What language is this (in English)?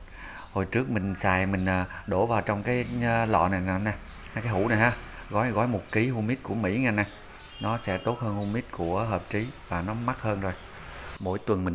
Vietnamese